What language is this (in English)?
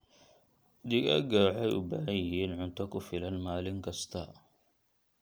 Somali